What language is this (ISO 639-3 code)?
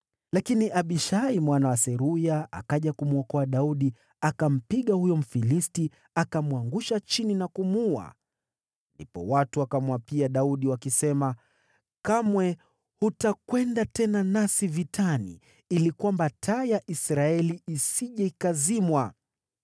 swa